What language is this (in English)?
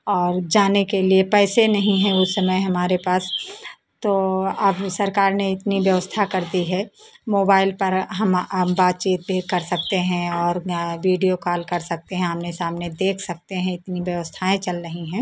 Hindi